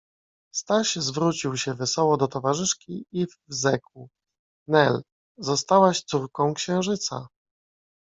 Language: Polish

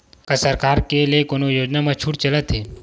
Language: Chhattisgarhi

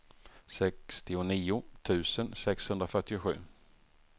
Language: Swedish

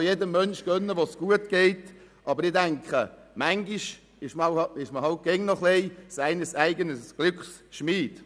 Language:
Swiss German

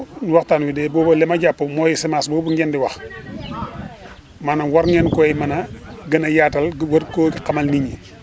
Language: Wolof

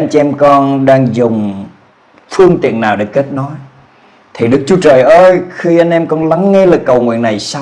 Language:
Vietnamese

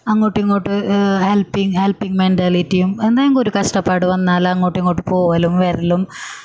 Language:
Malayalam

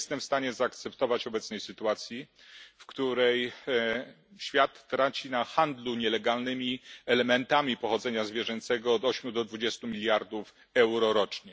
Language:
Polish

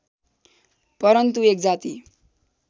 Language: Nepali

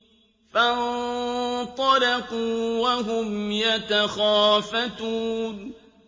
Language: Arabic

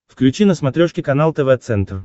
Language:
Russian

